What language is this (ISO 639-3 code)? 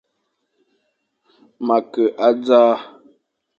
fan